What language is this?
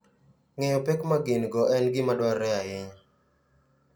Luo (Kenya and Tanzania)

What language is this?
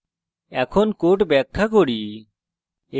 Bangla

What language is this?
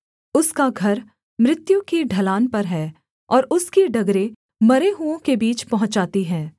Hindi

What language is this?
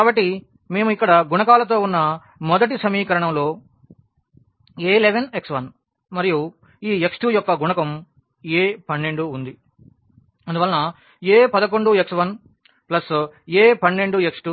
Telugu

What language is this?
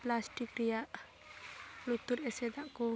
Santali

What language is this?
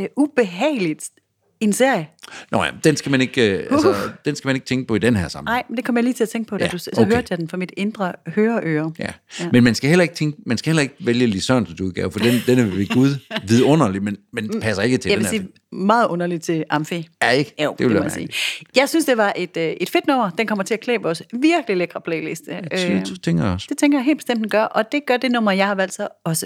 Danish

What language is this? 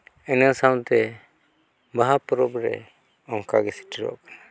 Santali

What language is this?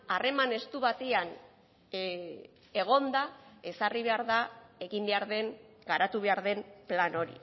Basque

